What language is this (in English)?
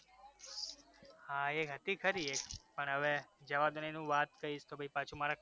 Gujarati